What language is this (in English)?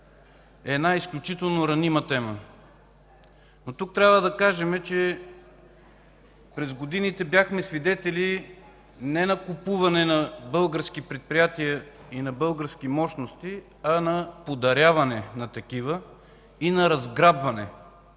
Bulgarian